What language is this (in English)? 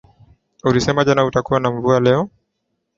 Swahili